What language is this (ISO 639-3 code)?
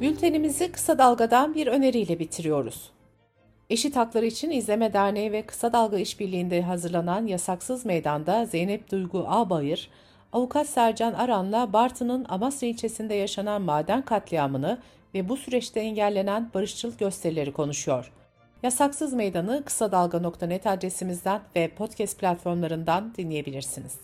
tur